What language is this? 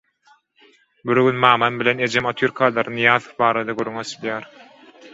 Turkmen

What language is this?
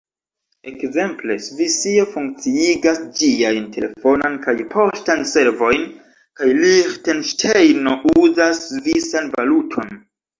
Esperanto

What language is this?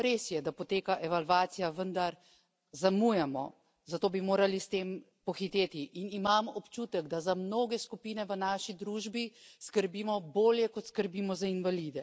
Slovenian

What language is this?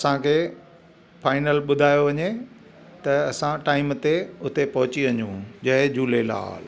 Sindhi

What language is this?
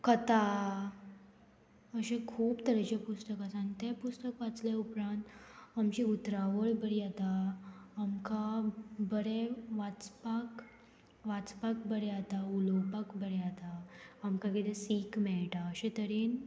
Konkani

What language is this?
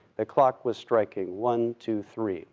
English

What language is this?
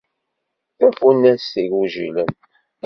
Kabyle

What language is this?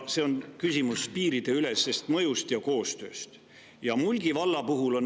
Estonian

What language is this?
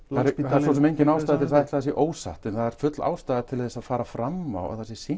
Icelandic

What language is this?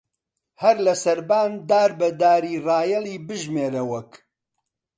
Central Kurdish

